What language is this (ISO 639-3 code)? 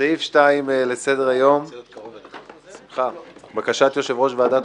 heb